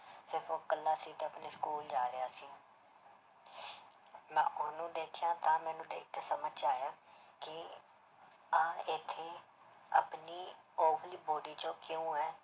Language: Punjabi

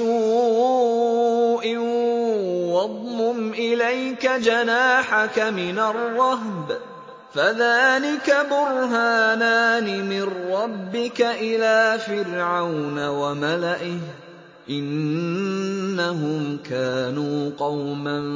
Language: Arabic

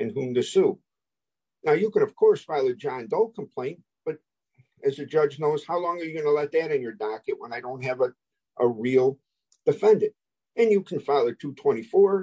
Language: English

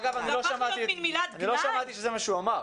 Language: Hebrew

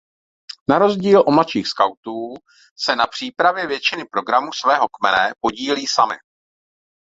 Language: Czech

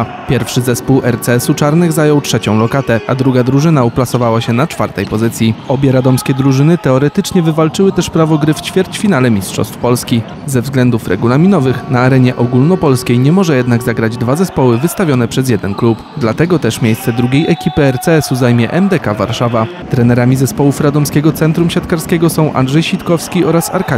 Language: Polish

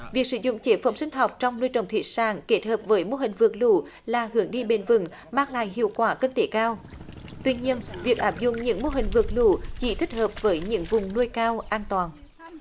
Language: Vietnamese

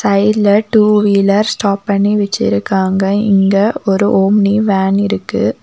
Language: Tamil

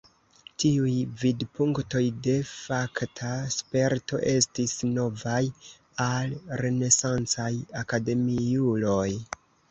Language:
Esperanto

